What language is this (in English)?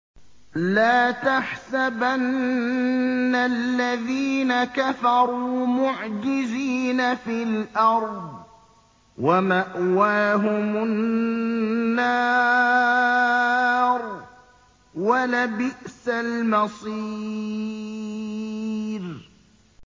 Arabic